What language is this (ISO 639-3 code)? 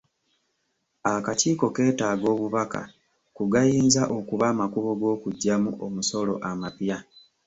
lug